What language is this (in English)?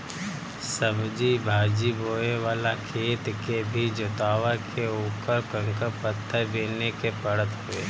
Bhojpuri